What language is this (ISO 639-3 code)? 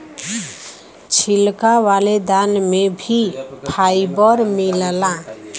bho